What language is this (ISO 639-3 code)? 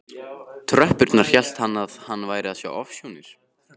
isl